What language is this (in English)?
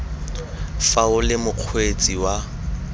Tswana